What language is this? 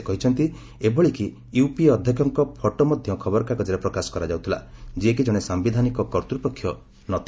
Odia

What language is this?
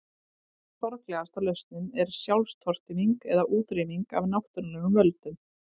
Icelandic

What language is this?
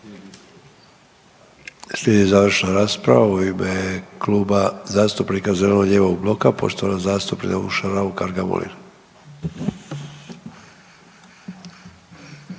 Croatian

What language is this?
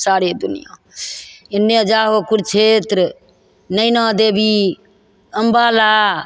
Maithili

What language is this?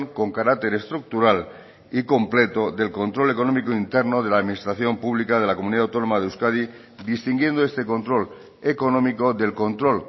Spanish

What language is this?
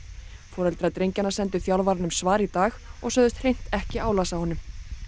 Icelandic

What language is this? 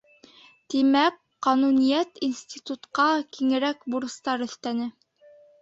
Bashkir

